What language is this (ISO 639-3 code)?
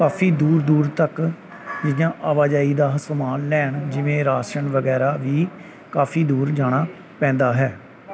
pan